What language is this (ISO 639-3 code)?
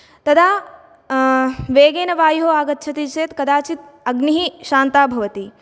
san